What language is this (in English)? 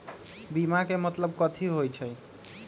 Magahi